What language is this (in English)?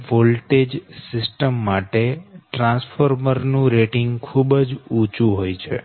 Gujarati